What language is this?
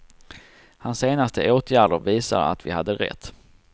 Swedish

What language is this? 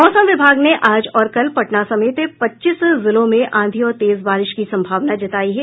Hindi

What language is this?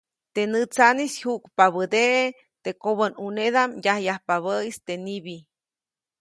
Copainalá Zoque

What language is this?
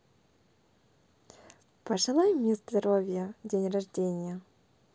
Russian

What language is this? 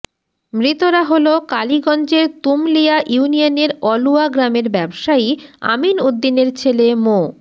Bangla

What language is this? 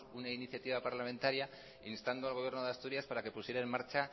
Spanish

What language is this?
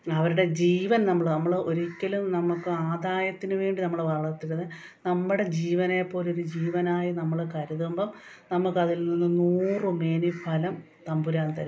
Malayalam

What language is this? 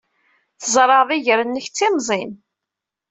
Kabyle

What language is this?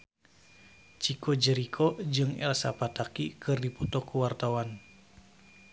Sundanese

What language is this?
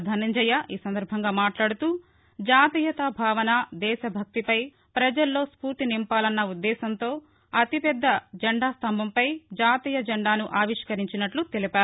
Telugu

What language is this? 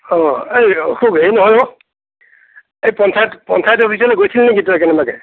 Assamese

